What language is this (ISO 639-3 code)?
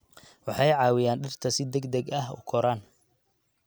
som